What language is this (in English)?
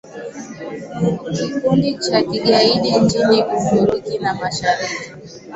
Swahili